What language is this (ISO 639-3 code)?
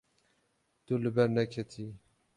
kur